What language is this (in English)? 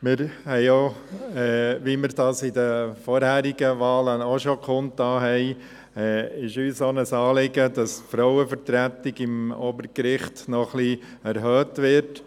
Swiss German